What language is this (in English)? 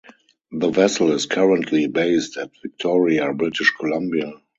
English